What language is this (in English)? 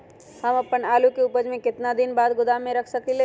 Magahi